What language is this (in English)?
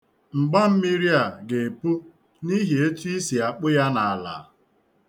Igbo